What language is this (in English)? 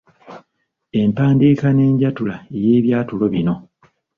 Ganda